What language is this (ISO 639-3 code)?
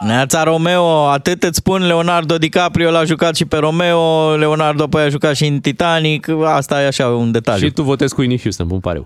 ron